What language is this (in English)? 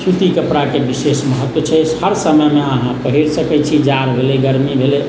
Maithili